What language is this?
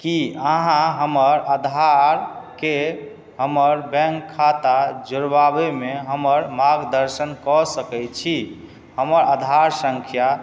Maithili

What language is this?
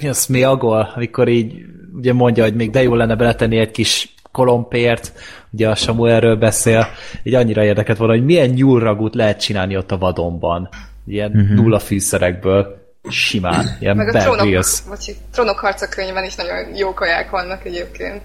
Hungarian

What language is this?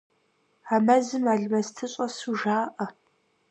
Kabardian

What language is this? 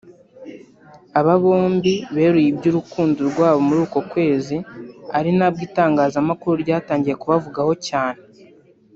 Kinyarwanda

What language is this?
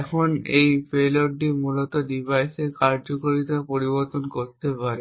Bangla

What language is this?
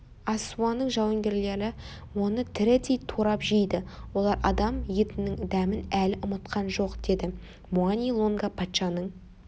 Kazakh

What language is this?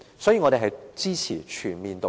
Cantonese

